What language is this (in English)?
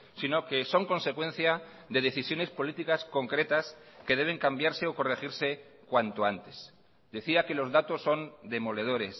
Spanish